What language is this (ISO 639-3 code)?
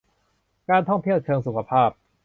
tha